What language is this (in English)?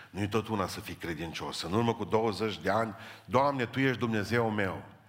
Romanian